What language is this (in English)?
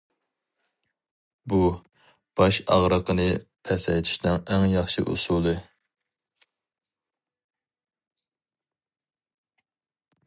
Uyghur